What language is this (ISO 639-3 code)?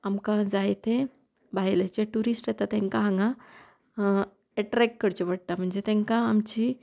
kok